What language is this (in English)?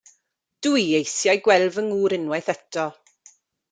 Welsh